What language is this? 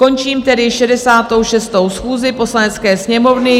Czech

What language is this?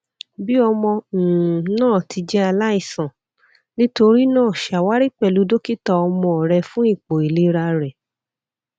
Yoruba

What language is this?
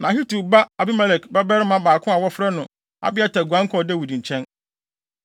Akan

